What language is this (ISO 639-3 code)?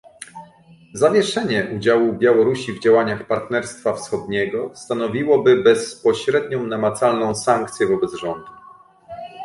pol